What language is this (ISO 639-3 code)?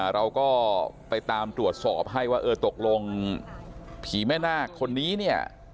tha